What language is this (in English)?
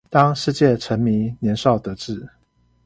Chinese